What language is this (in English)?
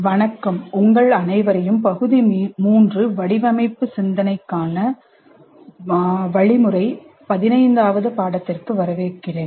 Tamil